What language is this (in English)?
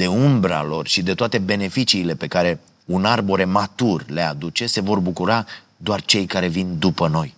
Romanian